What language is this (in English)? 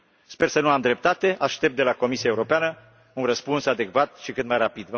Romanian